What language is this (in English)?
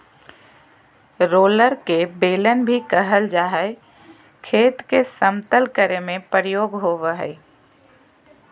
Magahi